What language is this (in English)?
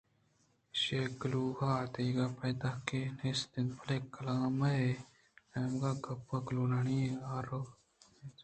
Eastern Balochi